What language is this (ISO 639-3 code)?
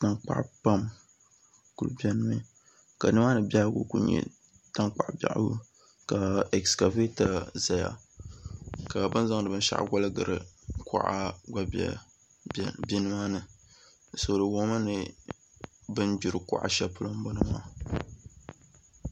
dag